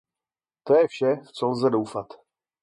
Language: Czech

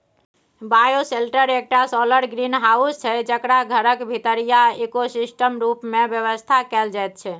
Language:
Maithili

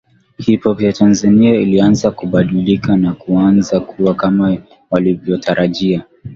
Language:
Swahili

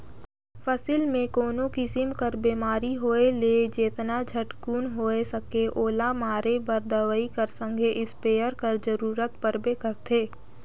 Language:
Chhattisgarhi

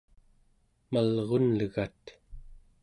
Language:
Central Yupik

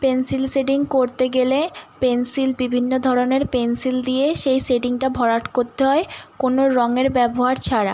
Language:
Bangla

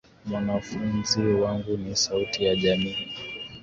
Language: Swahili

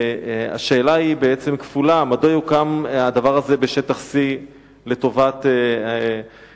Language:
Hebrew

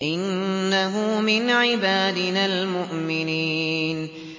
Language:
Arabic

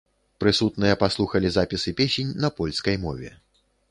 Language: Belarusian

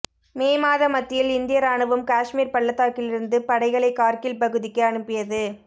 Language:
Tamil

